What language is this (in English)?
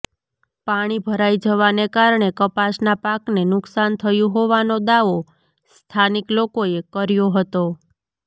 Gujarati